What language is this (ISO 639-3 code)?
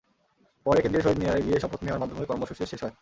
ben